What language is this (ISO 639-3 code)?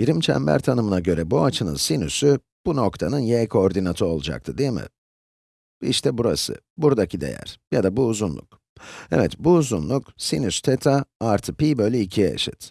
tur